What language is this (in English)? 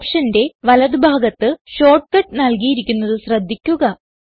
Malayalam